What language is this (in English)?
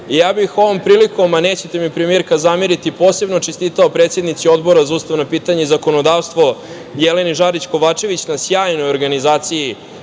Serbian